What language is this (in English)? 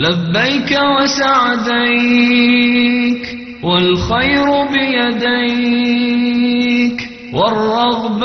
Arabic